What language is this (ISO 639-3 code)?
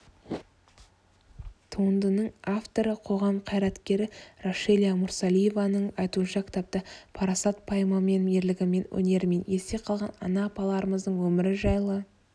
kaz